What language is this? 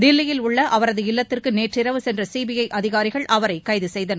Tamil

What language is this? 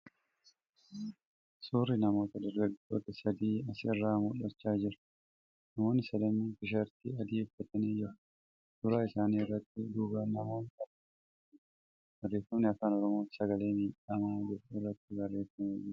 Oromo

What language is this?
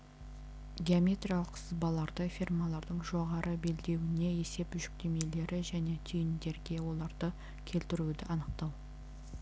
Kazakh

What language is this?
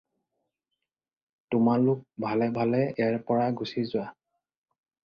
Assamese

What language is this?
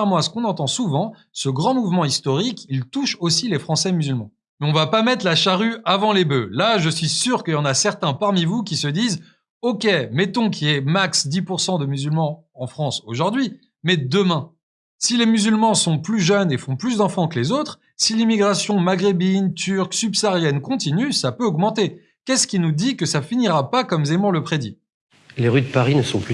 French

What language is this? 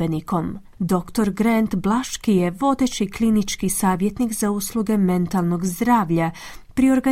Croatian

